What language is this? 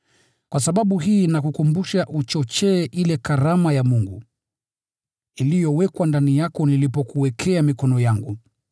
Swahili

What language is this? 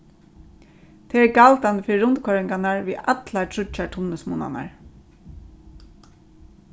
Faroese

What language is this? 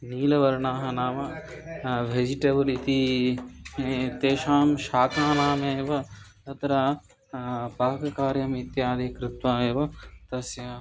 Sanskrit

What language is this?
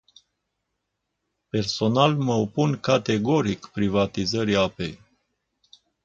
Romanian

